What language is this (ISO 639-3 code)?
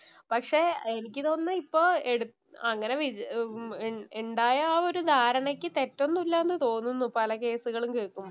mal